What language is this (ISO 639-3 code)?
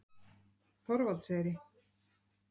isl